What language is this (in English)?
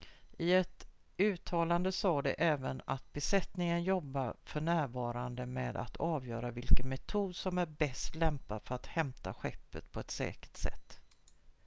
Swedish